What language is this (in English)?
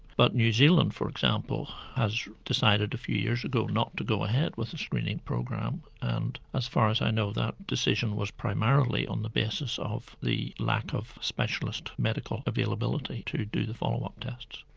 English